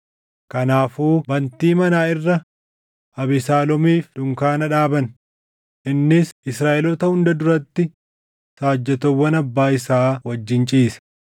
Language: Oromo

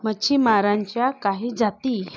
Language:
Marathi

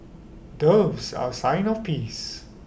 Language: English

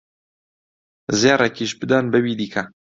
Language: Central Kurdish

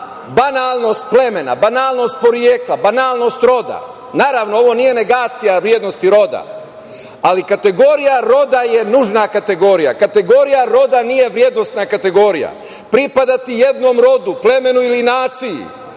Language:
Serbian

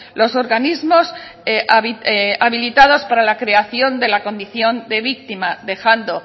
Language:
Spanish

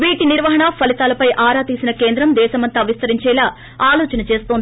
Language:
Telugu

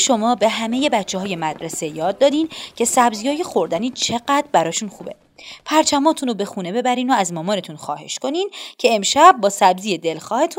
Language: Persian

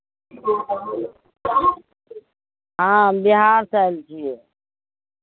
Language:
Maithili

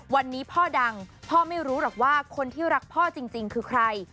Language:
Thai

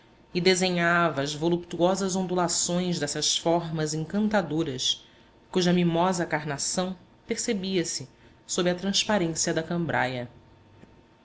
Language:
Portuguese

